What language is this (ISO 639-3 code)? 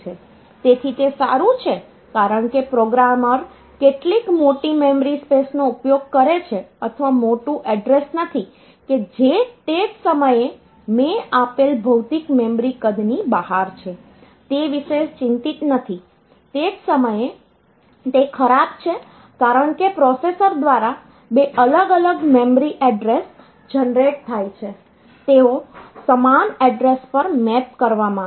guj